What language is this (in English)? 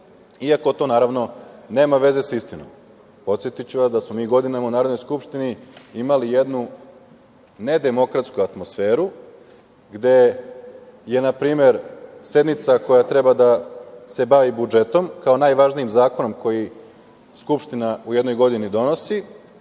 Serbian